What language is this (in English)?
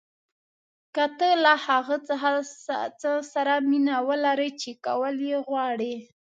Pashto